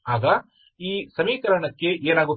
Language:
Kannada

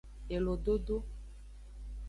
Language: Aja (Benin)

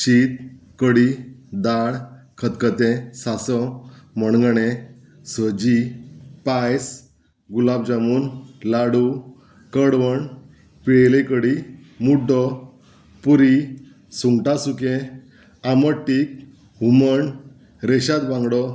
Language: Konkani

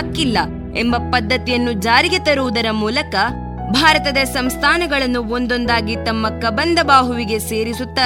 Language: Kannada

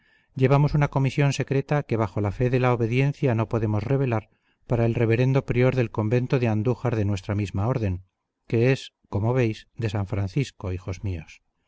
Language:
Spanish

